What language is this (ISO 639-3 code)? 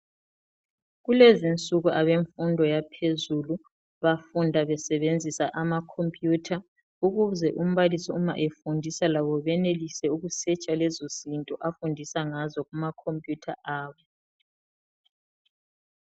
nde